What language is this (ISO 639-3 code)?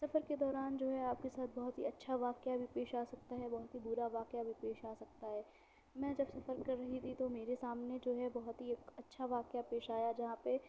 urd